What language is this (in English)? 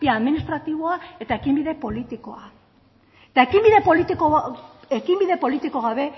Basque